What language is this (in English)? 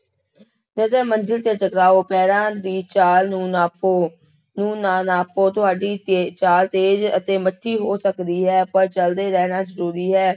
Punjabi